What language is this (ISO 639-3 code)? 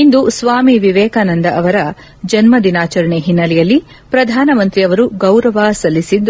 kan